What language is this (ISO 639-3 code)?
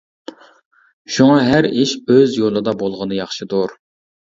uig